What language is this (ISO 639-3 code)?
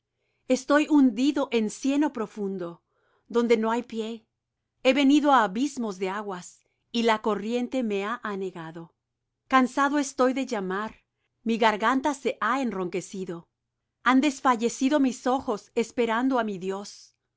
spa